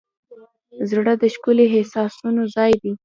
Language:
Pashto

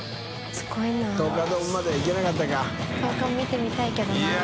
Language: Japanese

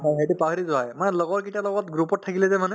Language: Assamese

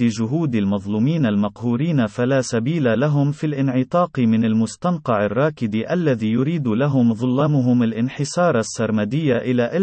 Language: Arabic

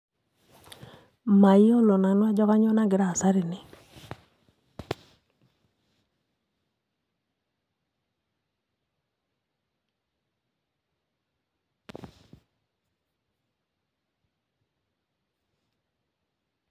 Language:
Masai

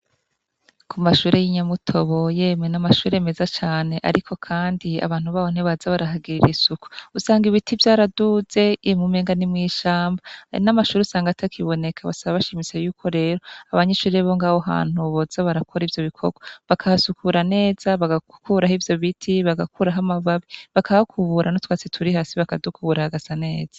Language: Rundi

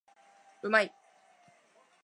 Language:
Japanese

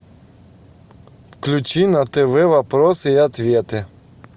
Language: Russian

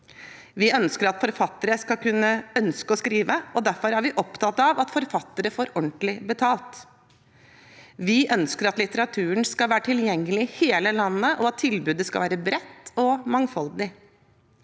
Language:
Norwegian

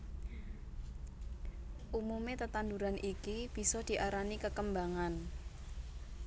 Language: Javanese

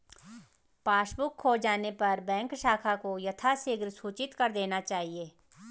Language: Hindi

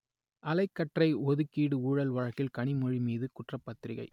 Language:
Tamil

